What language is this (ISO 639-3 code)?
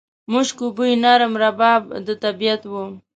pus